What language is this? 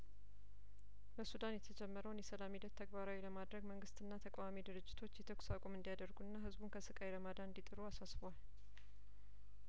Amharic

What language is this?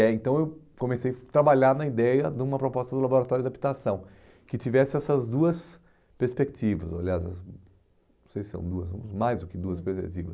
Portuguese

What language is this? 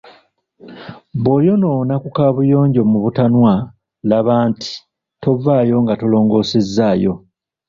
Ganda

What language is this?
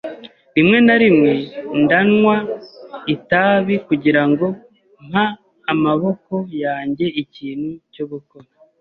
Kinyarwanda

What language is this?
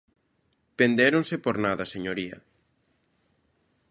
Galician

